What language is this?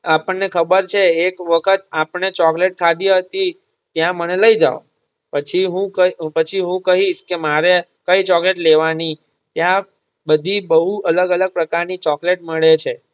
Gujarati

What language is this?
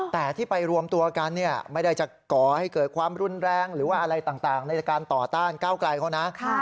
Thai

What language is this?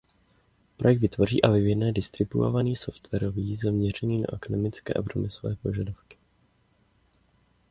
Czech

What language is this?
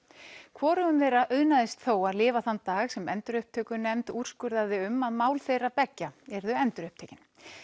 Icelandic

